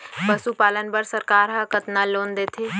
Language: Chhattisgarhi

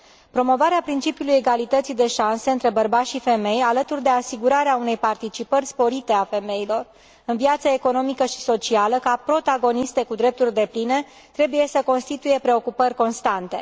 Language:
Romanian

